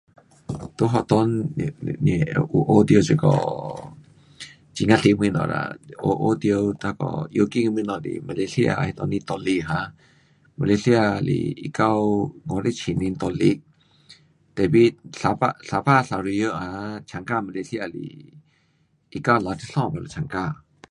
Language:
Pu-Xian Chinese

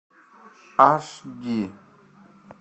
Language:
Russian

